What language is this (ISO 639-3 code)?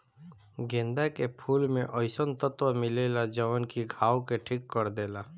bho